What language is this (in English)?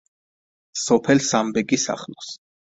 Georgian